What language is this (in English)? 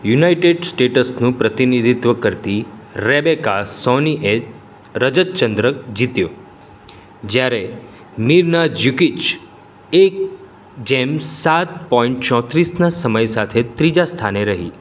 Gujarati